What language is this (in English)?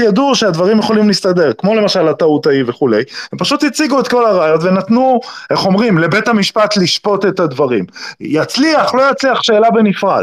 Hebrew